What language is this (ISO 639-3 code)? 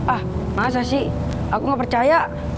ind